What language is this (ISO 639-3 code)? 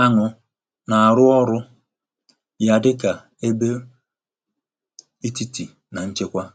ibo